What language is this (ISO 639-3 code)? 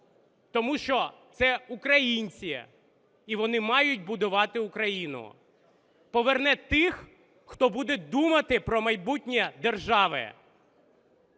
ukr